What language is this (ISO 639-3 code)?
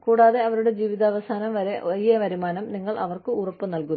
mal